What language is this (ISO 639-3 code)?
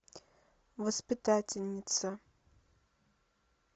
rus